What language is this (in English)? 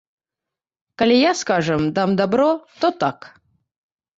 Belarusian